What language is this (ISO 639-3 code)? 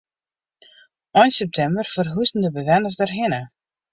fry